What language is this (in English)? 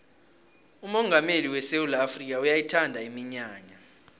South Ndebele